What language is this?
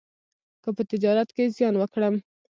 Pashto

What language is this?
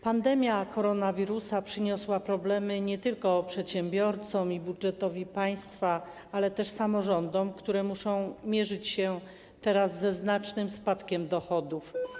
Polish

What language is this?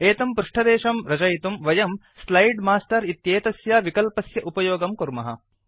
Sanskrit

